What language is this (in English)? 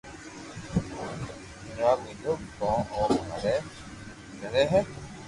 Loarki